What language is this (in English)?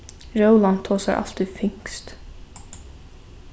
Faroese